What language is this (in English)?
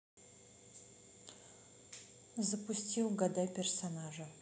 Russian